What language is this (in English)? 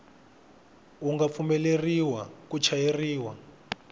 Tsonga